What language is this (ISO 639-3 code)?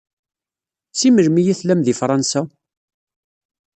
kab